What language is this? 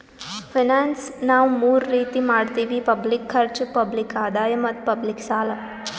Kannada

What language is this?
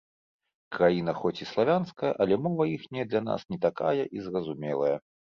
Belarusian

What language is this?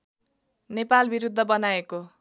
Nepali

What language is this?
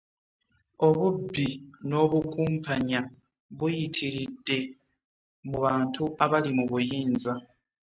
Ganda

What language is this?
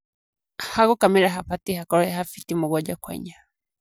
Kikuyu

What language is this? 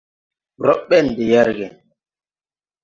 Tupuri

